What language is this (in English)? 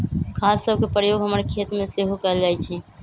Magahi